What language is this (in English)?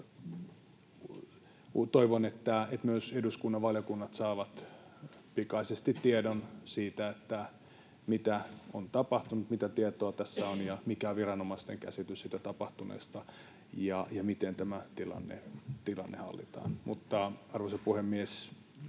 Finnish